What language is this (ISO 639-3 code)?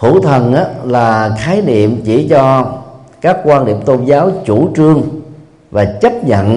vie